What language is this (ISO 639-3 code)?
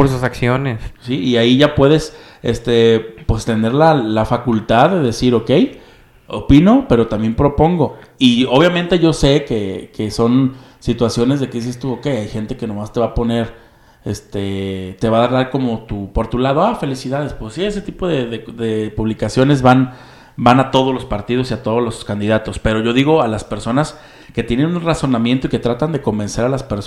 spa